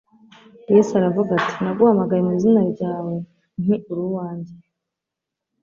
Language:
Kinyarwanda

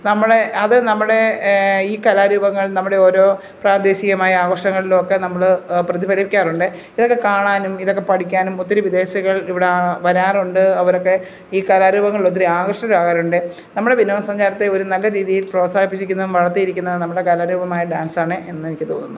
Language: Malayalam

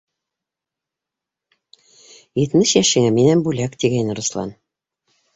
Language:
Bashkir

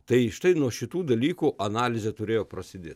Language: Lithuanian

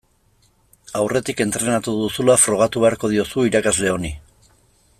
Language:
Basque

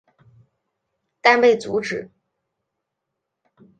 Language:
Chinese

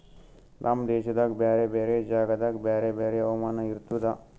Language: Kannada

